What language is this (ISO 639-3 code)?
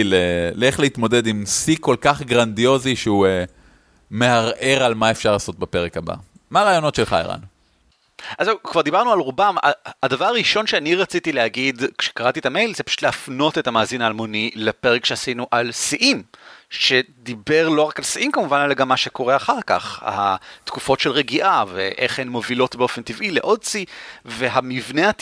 heb